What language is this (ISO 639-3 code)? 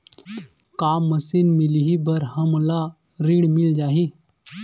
hne